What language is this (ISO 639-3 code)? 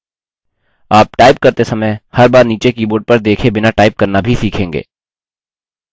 hin